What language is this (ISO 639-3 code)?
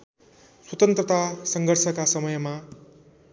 nep